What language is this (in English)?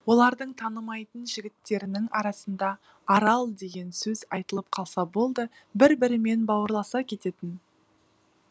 Kazakh